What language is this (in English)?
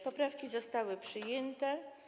Polish